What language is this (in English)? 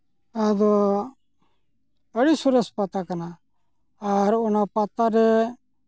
Santali